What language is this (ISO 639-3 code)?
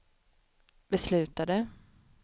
swe